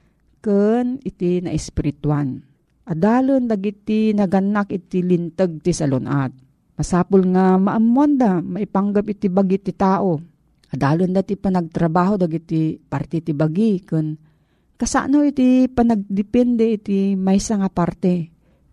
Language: Filipino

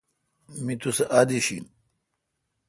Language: Kalkoti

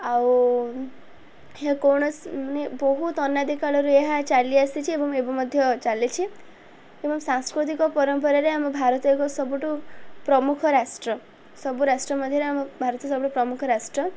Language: Odia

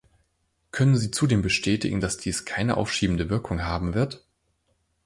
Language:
German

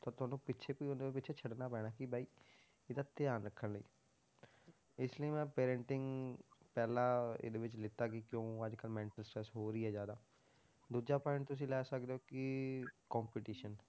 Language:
Punjabi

